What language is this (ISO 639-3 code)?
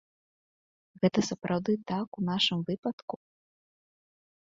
bel